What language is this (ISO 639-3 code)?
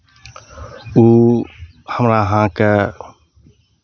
mai